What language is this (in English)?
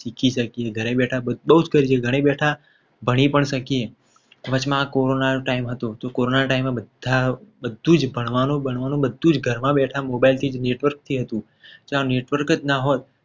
Gujarati